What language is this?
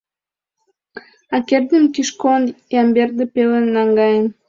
Mari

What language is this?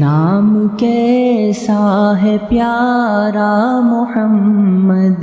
Urdu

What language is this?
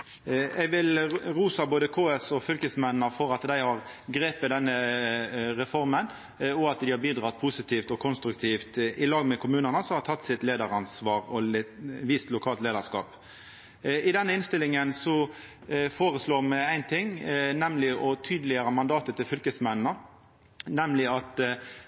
Norwegian Nynorsk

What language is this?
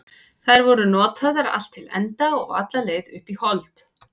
Icelandic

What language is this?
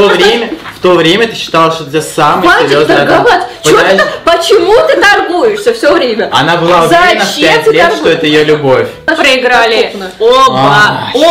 Russian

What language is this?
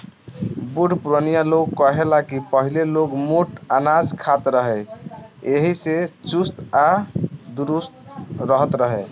Bhojpuri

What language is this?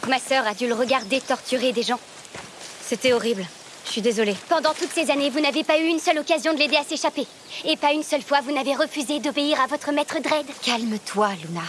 French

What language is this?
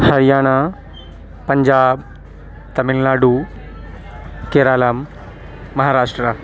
Urdu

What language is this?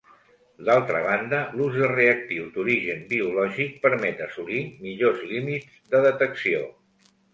Catalan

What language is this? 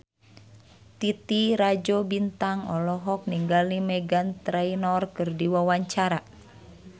Sundanese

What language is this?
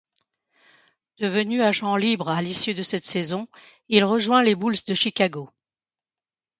French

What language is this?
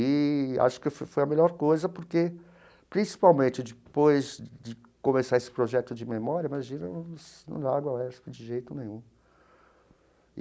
Portuguese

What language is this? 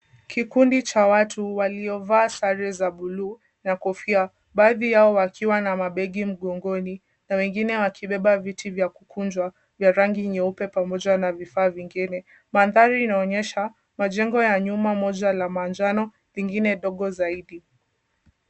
Swahili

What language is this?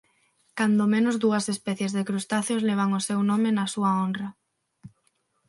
Galician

